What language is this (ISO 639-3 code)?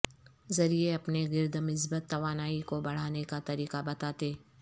urd